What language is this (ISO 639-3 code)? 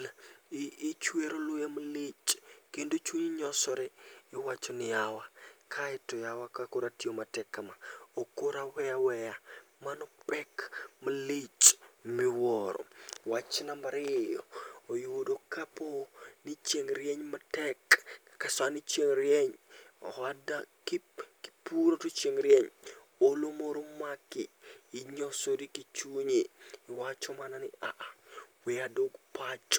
luo